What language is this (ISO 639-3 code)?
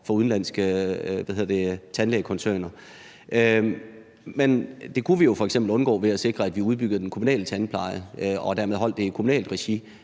dan